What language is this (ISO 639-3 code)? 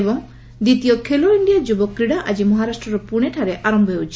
ori